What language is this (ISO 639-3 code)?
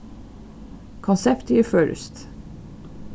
fao